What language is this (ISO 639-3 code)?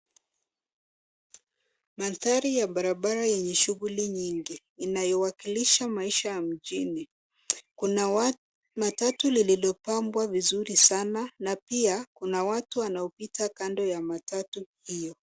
swa